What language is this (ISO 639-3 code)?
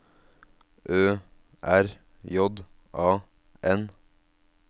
nor